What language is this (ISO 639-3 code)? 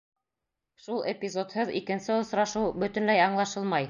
bak